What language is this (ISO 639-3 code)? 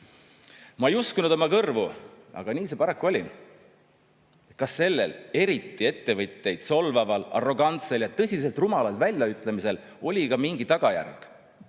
est